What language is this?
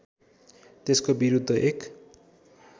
Nepali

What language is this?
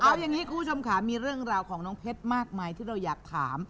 Thai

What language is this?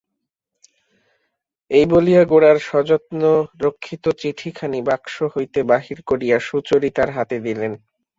Bangla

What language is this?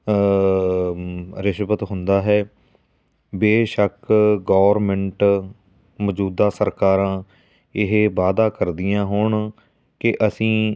Punjabi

